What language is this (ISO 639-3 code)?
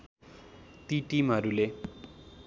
nep